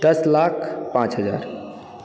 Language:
Maithili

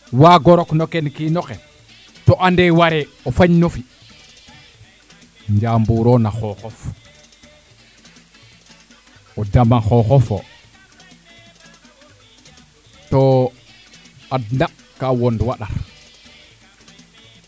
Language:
Serer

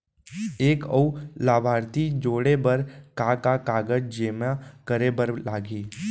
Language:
Chhattisgarhi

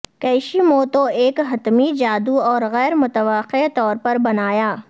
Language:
Urdu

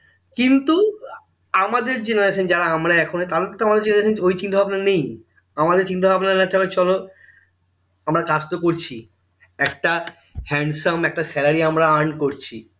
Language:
Bangla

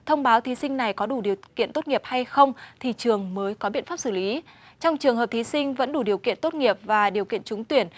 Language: Vietnamese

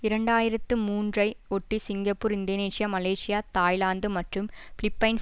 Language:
Tamil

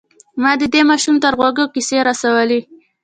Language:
Pashto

